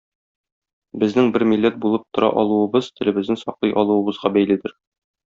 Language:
Tatar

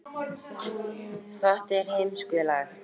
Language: Icelandic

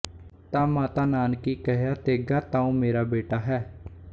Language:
Punjabi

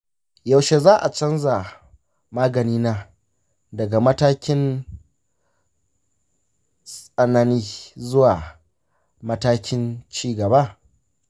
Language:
Hausa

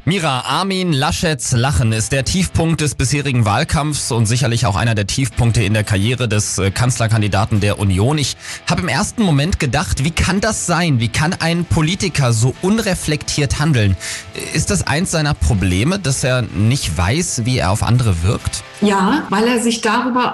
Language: German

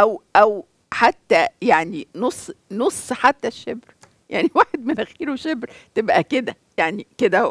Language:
Arabic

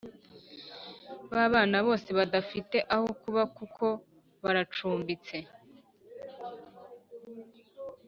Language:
Kinyarwanda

